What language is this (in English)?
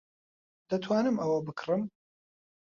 Central Kurdish